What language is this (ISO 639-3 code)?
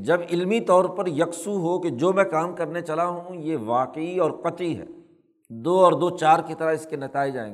urd